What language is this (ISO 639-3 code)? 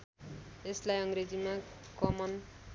nep